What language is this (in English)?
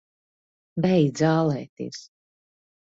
Latvian